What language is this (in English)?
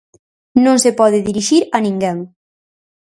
Galician